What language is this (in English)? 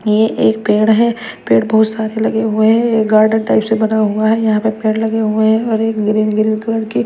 Hindi